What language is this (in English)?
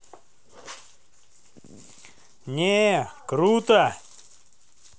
Russian